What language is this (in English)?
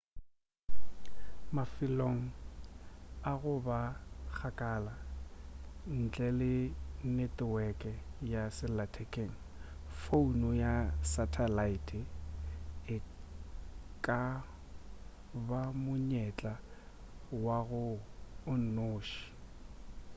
Northern Sotho